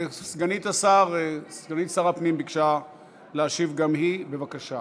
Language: Hebrew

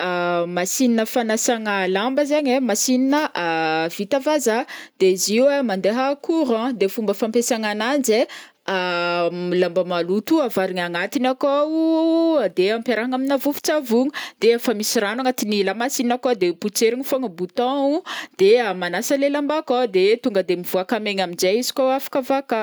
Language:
Northern Betsimisaraka Malagasy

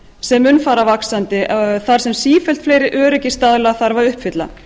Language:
Icelandic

